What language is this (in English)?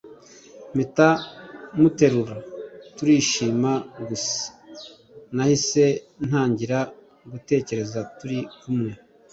Kinyarwanda